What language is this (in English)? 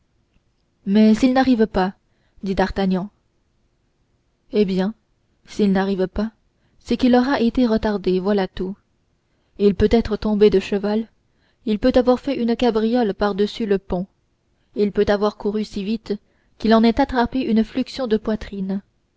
French